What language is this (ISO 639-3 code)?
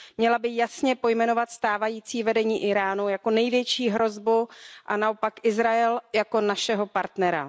ces